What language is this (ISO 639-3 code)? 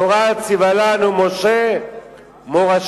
heb